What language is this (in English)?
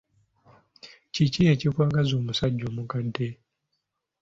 Ganda